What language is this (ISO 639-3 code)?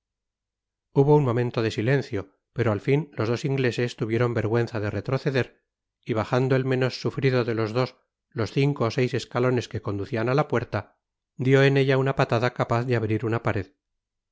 spa